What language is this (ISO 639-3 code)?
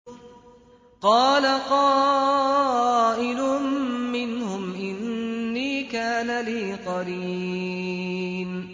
ara